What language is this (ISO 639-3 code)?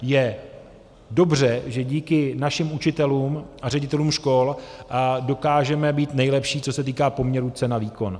ces